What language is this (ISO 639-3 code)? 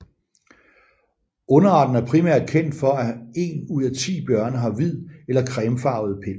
dan